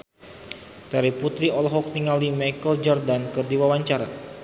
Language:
Sundanese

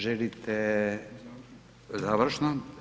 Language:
Croatian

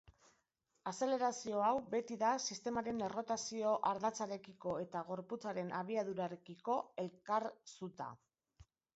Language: Basque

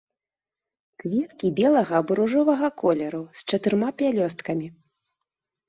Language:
Belarusian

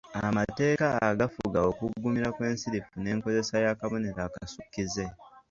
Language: Ganda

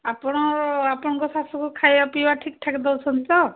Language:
Odia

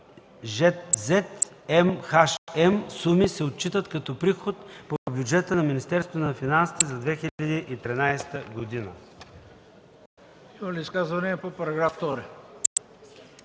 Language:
Bulgarian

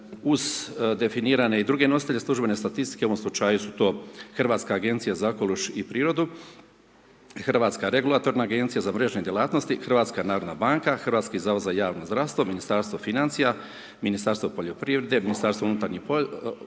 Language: Croatian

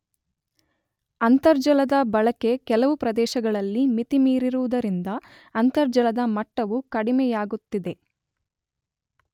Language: Kannada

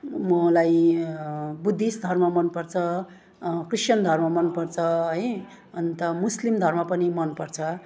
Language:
Nepali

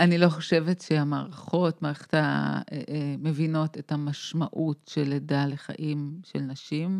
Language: Hebrew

